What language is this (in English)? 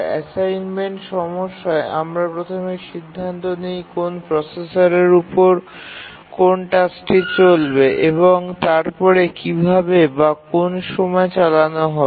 Bangla